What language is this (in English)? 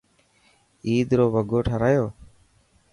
Dhatki